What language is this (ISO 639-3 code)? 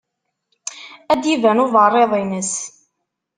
kab